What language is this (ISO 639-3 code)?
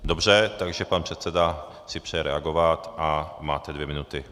ces